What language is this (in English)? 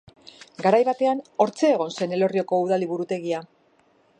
Basque